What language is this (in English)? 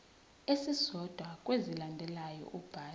Zulu